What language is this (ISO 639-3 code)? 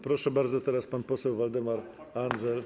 pol